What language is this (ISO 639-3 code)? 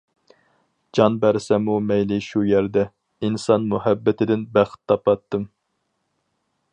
uig